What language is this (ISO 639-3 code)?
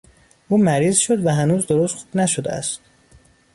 fas